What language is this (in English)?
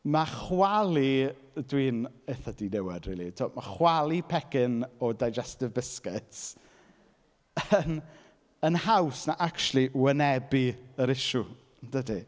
Welsh